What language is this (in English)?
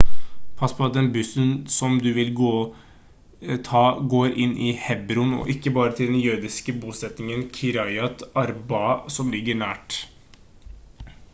Norwegian Bokmål